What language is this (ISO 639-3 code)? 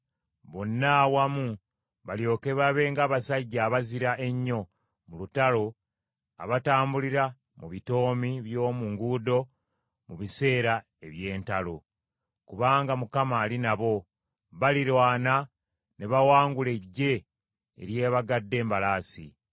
lug